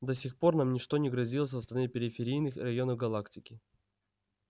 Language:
Russian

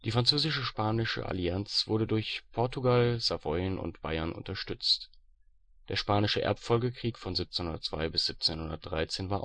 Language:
German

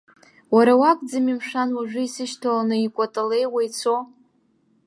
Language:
Abkhazian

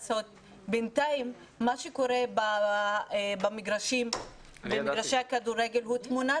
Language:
Hebrew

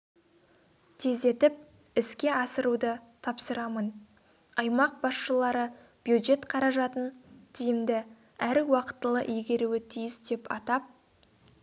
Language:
Kazakh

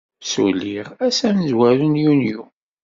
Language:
Kabyle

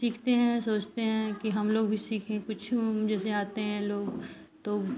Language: Hindi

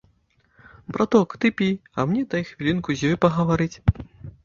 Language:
Belarusian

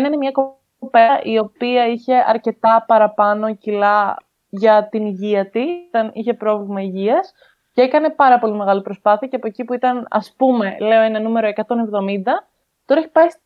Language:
Greek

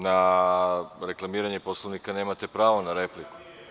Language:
Serbian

